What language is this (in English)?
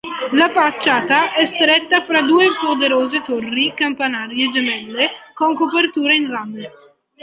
Italian